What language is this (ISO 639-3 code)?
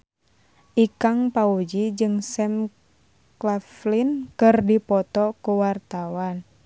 sun